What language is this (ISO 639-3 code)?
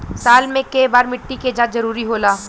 bho